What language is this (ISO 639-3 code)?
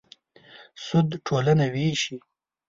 pus